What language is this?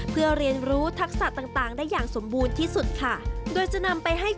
Thai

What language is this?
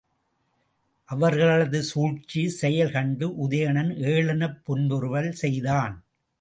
Tamil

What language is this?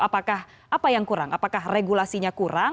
Indonesian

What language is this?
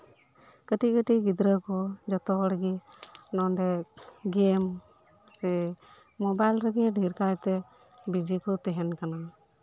Santali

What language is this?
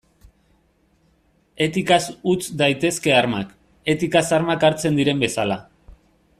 Basque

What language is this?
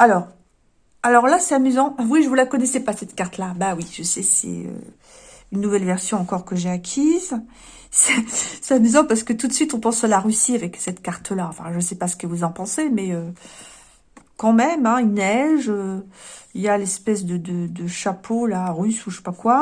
French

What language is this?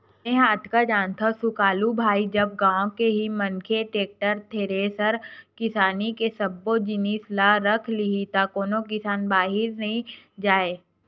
Chhattisgarhi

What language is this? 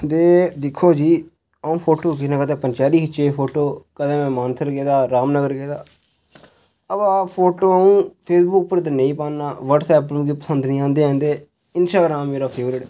Dogri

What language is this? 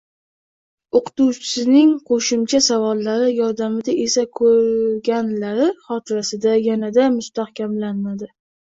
Uzbek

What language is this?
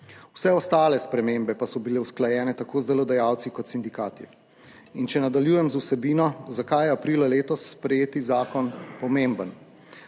Slovenian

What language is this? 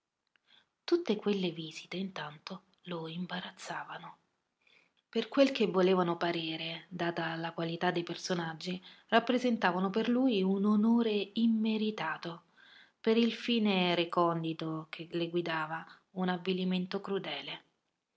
Italian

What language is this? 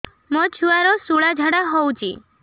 Odia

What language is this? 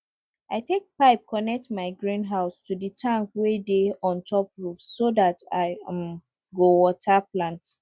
Nigerian Pidgin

